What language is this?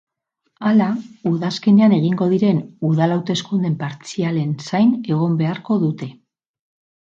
Basque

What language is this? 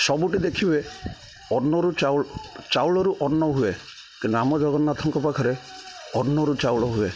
Odia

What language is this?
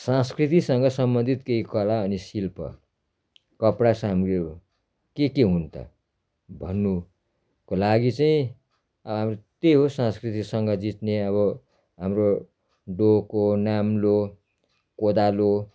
Nepali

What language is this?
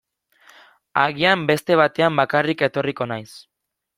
Basque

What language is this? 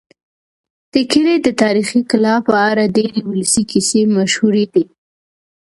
Pashto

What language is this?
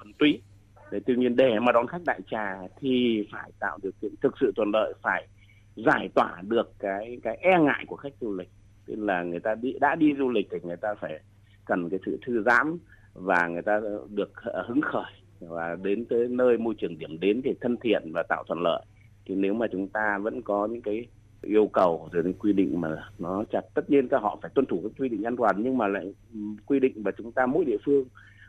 Vietnamese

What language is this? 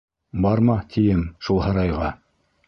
Bashkir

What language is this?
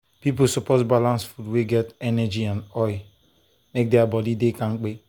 Nigerian Pidgin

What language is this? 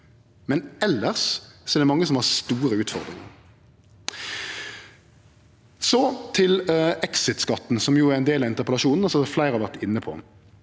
Norwegian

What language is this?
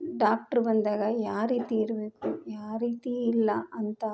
Kannada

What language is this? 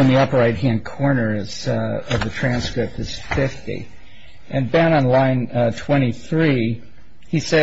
English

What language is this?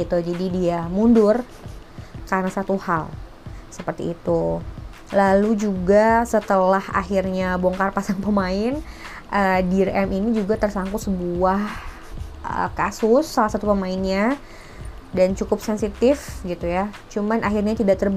Indonesian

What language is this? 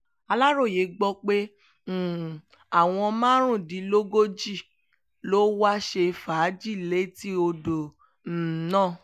Yoruba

